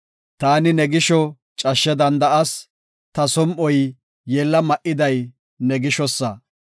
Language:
Gofa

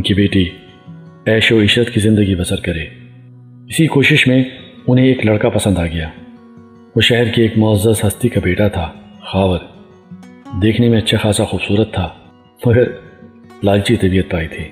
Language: Urdu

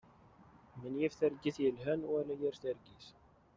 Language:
Kabyle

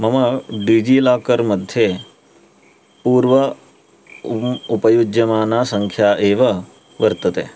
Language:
Sanskrit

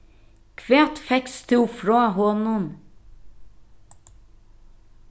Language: Faroese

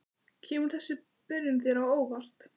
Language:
Icelandic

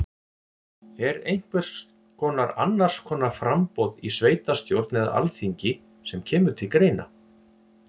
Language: Icelandic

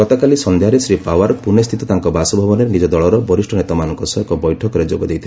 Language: Odia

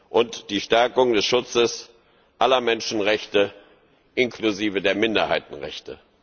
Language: German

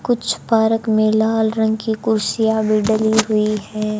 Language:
Hindi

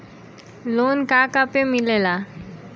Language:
Bhojpuri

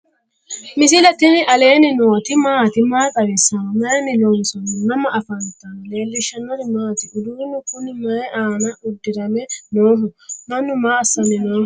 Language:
Sidamo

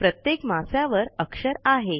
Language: Marathi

